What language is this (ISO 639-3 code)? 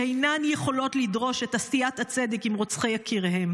heb